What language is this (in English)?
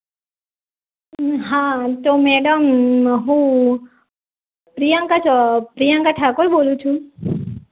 Gujarati